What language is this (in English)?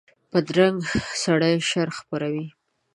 Pashto